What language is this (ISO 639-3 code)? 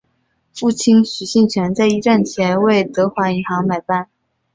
zho